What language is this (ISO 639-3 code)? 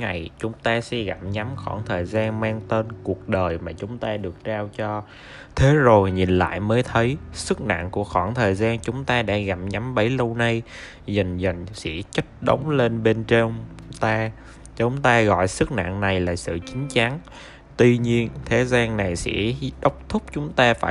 vie